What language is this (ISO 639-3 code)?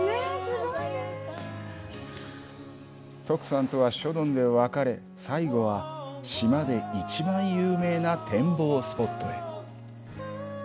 jpn